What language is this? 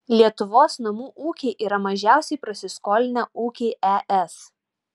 Lithuanian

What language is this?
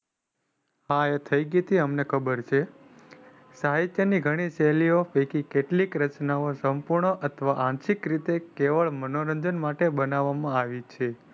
Gujarati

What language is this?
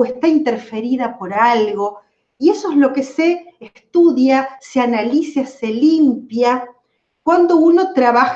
Spanish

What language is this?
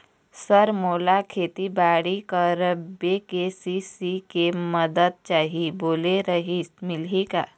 Chhattisgarhi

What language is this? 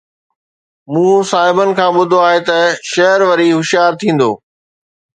Sindhi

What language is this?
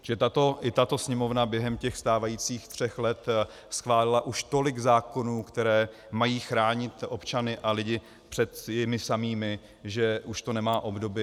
Czech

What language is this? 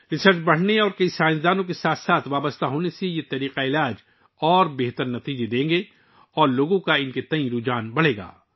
Urdu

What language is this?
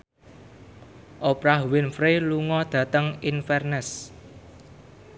Javanese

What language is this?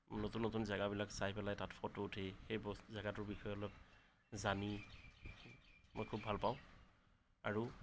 Assamese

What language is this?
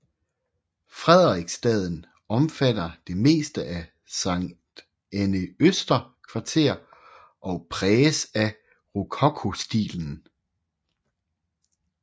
Danish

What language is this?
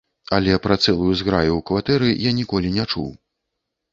Belarusian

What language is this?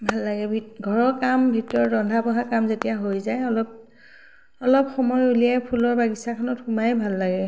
Assamese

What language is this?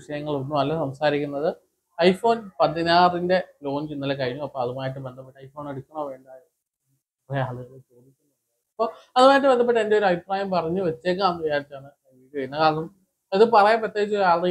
Malayalam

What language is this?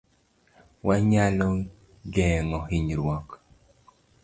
Luo (Kenya and Tanzania)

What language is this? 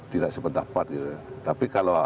Indonesian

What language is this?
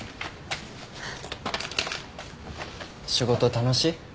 Japanese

